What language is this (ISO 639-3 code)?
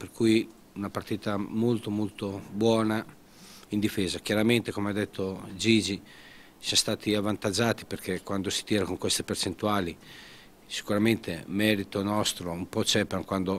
ita